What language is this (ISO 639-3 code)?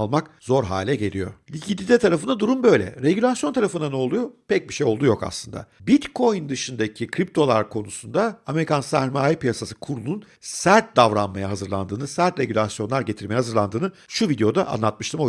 tur